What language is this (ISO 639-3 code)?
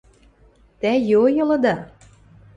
mrj